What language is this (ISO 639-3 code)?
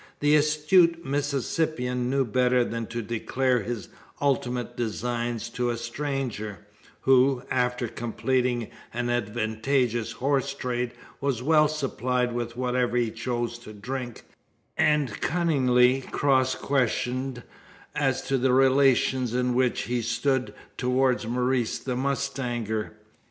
eng